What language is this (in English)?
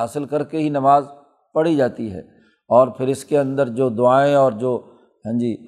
Urdu